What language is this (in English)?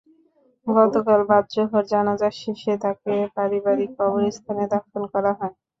Bangla